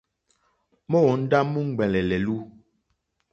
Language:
Mokpwe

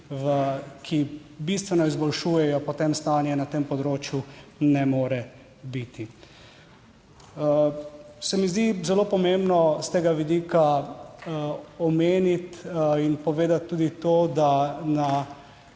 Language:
Slovenian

